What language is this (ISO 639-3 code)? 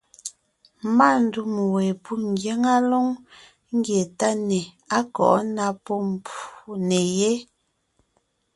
nnh